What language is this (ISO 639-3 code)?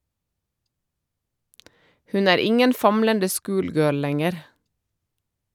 nor